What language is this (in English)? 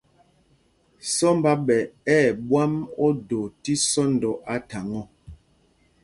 Mpumpong